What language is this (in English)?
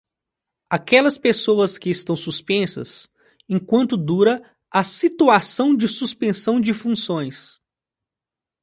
Portuguese